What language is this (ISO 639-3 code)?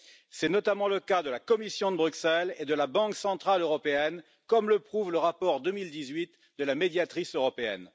fra